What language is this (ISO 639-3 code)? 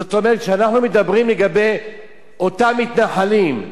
heb